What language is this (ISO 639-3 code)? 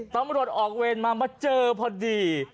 tha